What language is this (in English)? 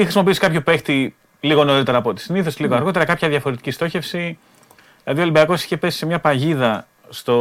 Greek